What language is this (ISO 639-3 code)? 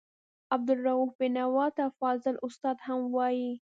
pus